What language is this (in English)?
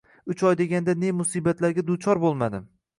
Uzbek